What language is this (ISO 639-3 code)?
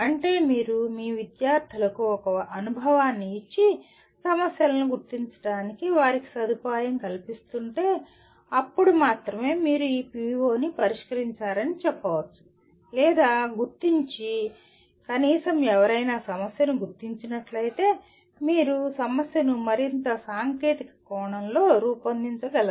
tel